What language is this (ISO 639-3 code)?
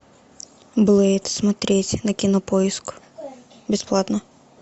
rus